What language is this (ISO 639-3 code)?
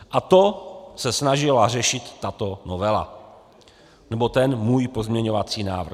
ces